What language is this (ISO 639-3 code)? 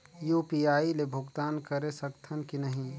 hne